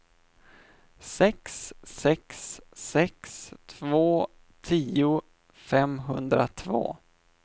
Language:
Swedish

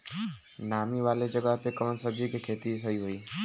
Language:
Bhojpuri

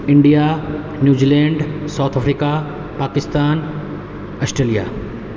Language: Maithili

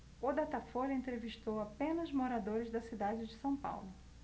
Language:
Portuguese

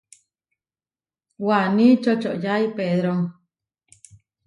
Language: Huarijio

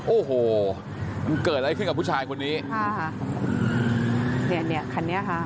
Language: Thai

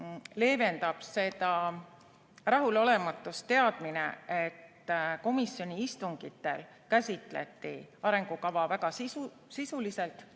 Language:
Estonian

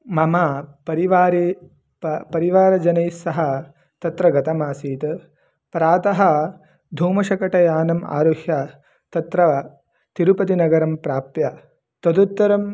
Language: Sanskrit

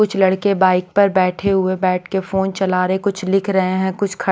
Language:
Hindi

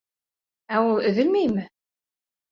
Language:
Bashkir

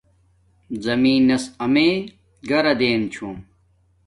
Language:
Domaaki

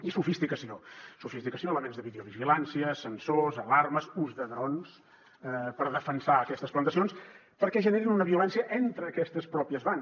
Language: Catalan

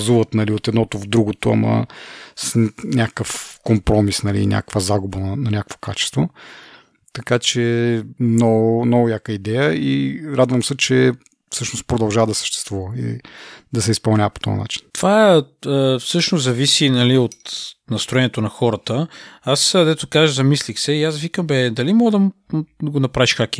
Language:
Bulgarian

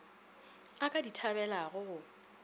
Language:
Northern Sotho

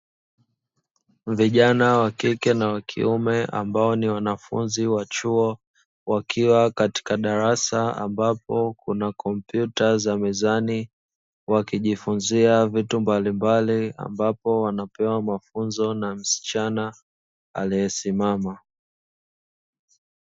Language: Swahili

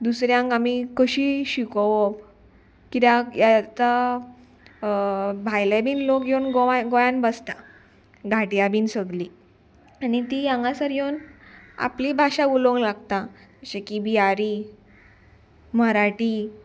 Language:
Konkani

